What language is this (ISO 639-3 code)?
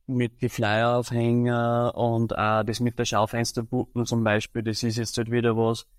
deu